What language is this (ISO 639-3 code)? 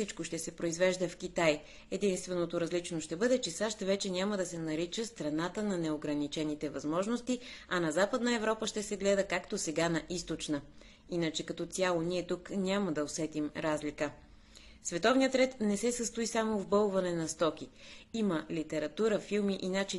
bul